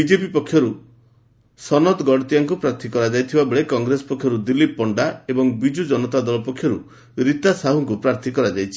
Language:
Odia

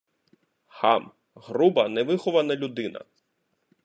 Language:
Ukrainian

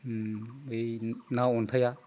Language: Bodo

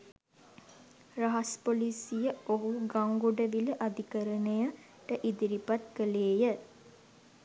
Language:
Sinhala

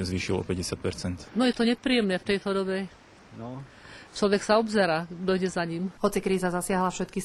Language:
Slovak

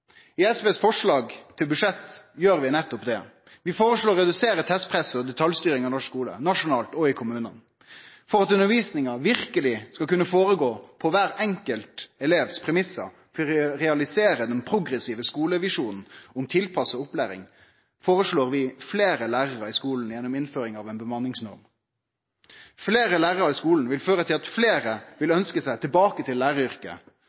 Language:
Norwegian Nynorsk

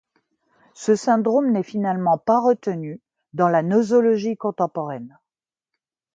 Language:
French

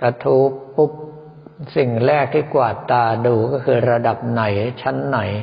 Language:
Thai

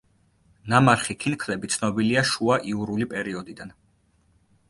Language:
Georgian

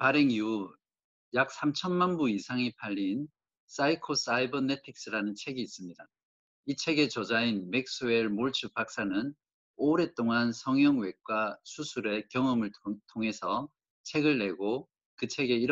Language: Korean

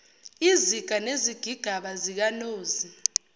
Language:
Zulu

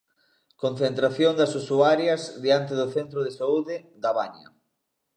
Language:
Galician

